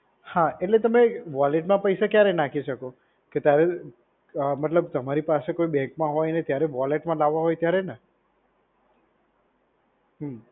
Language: Gujarati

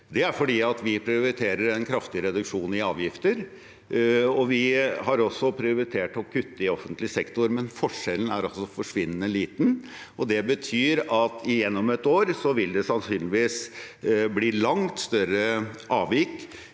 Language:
Norwegian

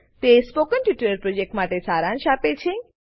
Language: Gujarati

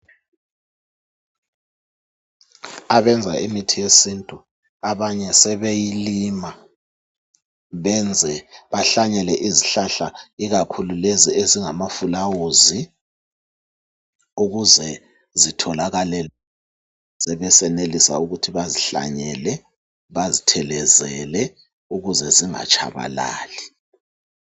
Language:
North Ndebele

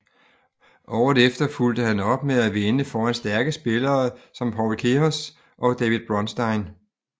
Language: Danish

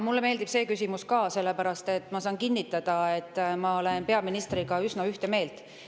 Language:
Estonian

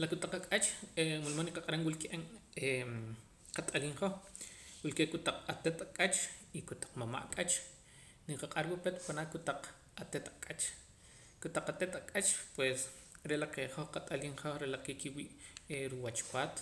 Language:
Poqomam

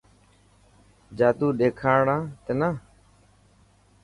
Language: Dhatki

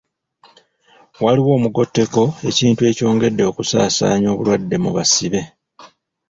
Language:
Ganda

